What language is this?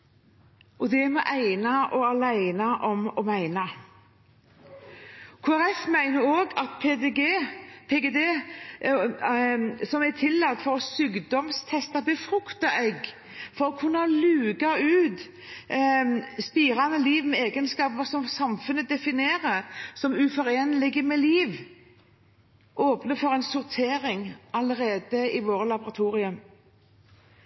Norwegian Bokmål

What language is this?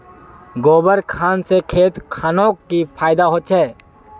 Magahi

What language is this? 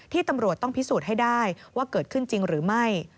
Thai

